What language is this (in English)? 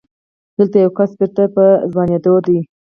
Pashto